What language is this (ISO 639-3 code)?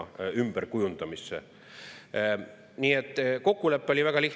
est